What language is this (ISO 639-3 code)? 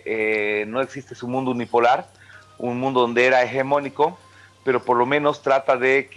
spa